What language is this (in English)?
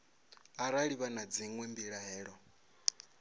Venda